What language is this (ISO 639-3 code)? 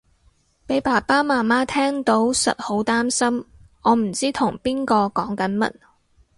yue